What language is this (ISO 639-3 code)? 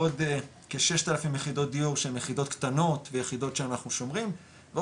heb